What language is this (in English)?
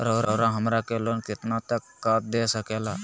Magahi